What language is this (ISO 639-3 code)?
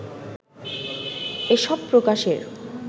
ben